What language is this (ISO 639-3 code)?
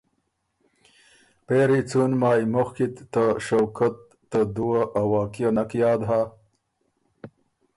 oru